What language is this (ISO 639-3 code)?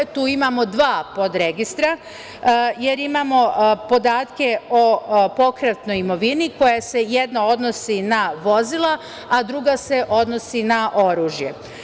srp